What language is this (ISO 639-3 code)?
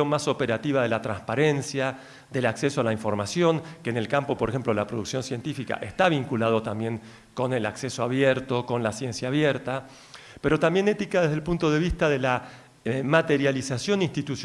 spa